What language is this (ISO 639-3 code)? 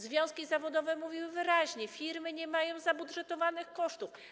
pol